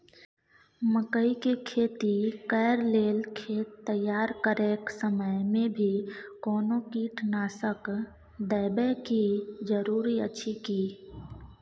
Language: Maithili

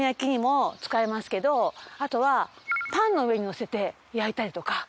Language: Japanese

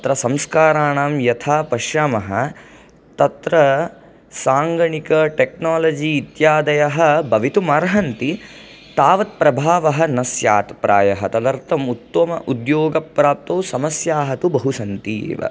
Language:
Sanskrit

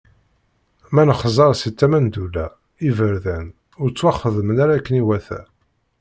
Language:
Kabyle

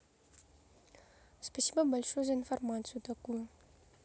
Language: Russian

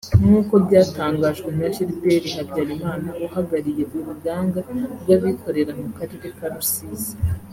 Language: Kinyarwanda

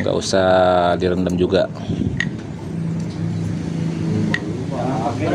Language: Indonesian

